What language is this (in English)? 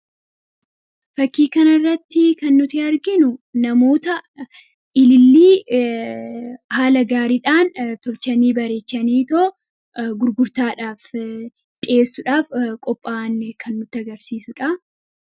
Oromo